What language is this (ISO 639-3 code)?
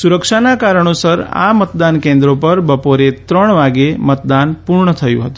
guj